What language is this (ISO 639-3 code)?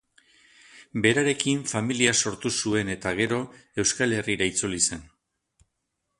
eus